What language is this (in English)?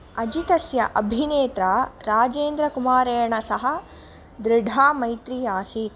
Sanskrit